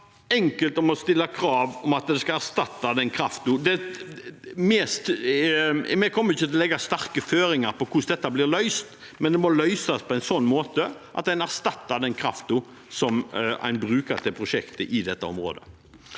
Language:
Norwegian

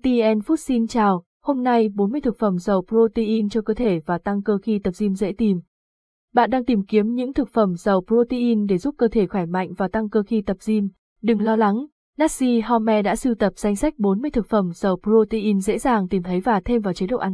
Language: Vietnamese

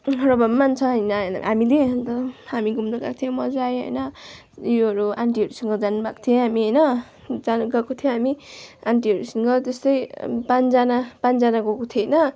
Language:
Nepali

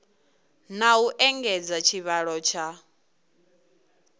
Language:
Venda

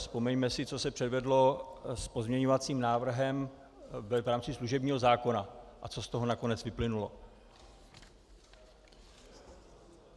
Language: Czech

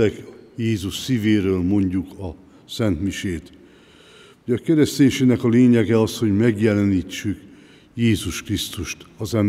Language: Hungarian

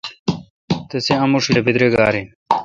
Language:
Kalkoti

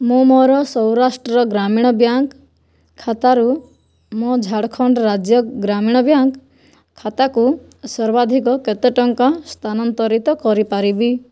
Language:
Odia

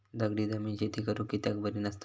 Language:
Marathi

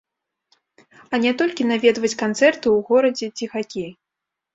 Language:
Belarusian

